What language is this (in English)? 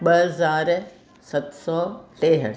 Sindhi